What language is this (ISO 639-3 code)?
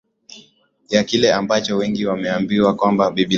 swa